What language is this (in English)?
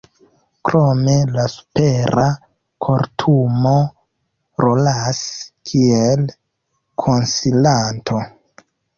Esperanto